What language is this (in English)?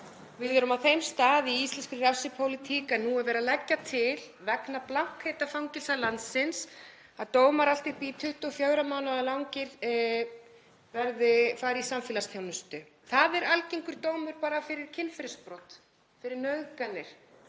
Icelandic